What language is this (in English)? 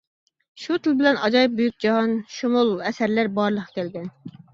Uyghur